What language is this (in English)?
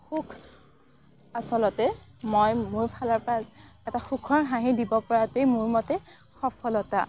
Assamese